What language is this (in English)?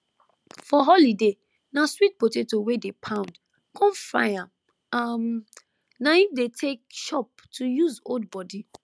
Nigerian Pidgin